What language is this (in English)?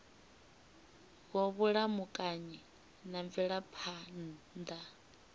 Venda